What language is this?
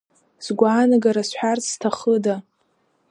Abkhazian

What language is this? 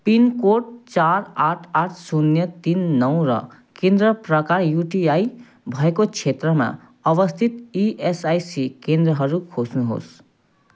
Nepali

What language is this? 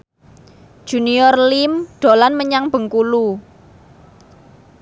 Javanese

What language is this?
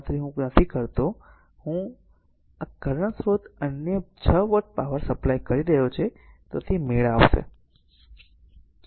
Gujarati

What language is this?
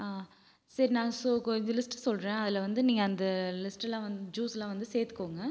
Tamil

